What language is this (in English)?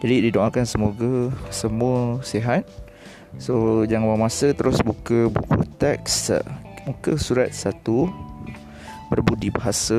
Malay